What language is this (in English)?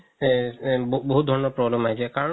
Assamese